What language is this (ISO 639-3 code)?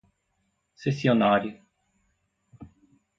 por